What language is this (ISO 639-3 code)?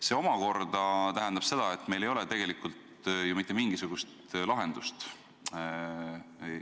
est